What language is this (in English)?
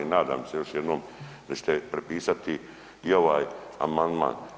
Croatian